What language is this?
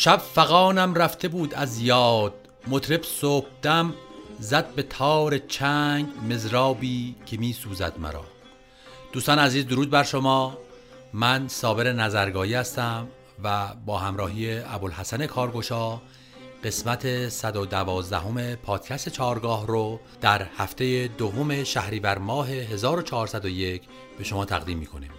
Persian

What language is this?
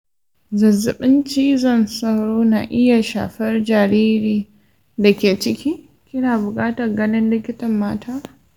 Hausa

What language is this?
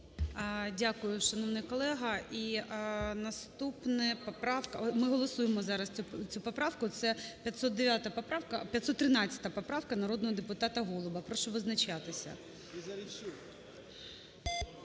Ukrainian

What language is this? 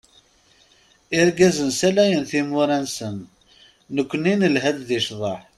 Kabyle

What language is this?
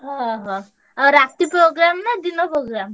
Odia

